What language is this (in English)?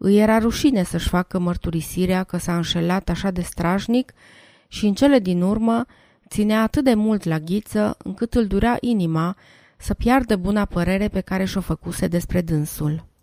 Romanian